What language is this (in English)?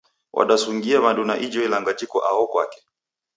Taita